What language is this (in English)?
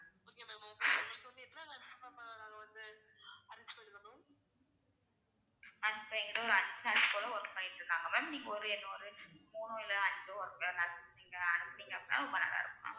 Tamil